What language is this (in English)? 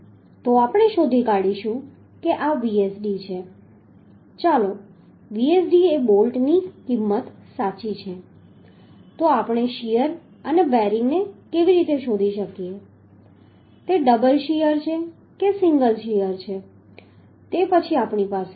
Gujarati